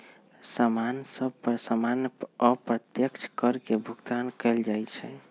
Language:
Magahi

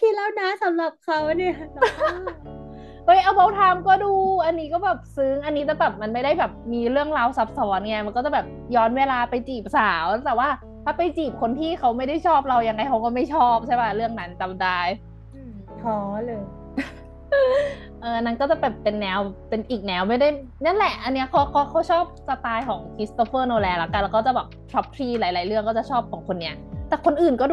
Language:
Thai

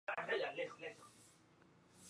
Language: Masana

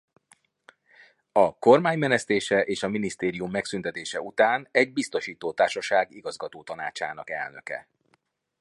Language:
Hungarian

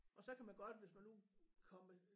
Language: Danish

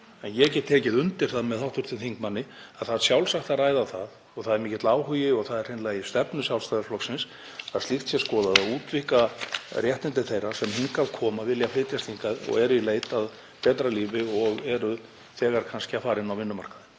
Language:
Icelandic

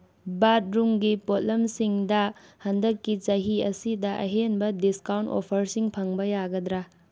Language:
Manipuri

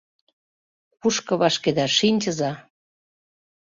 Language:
Mari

